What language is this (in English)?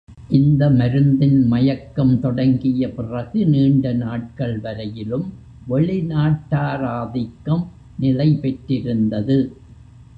Tamil